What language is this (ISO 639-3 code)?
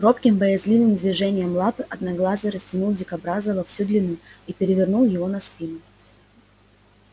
rus